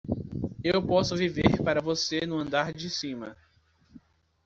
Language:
Portuguese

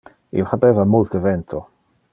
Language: Interlingua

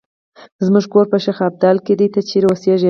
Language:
Pashto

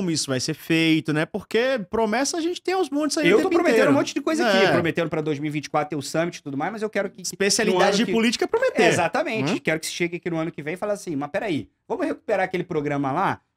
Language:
Portuguese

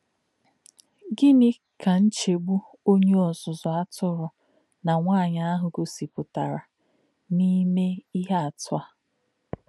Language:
Igbo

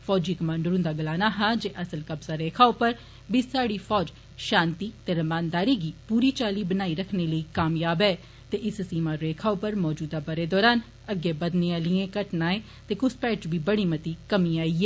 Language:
Dogri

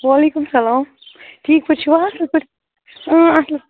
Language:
Kashmiri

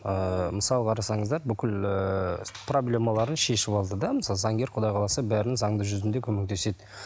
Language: Kazakh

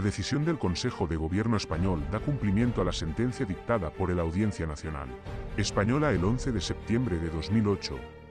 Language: Spanish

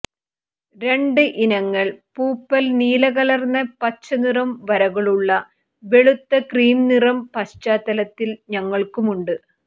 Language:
Malayalam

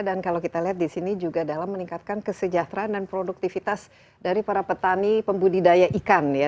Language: Indonesian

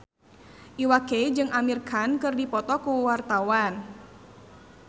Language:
Sundanese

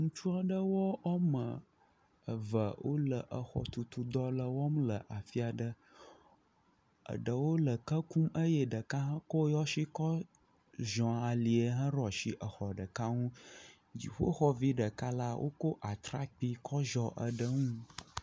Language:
Ewe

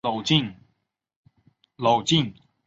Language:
Chinese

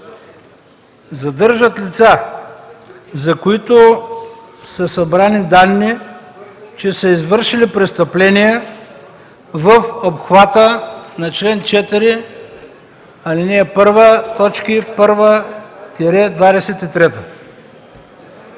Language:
Bulgarian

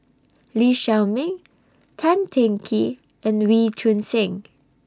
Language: English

